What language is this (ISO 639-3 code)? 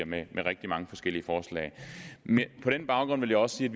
dan